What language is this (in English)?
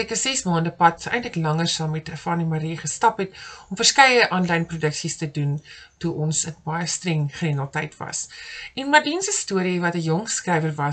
Dutch